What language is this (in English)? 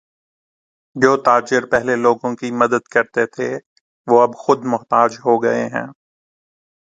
Urdu